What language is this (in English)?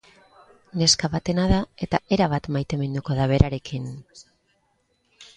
Basque